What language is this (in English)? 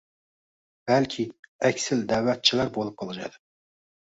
Uzbek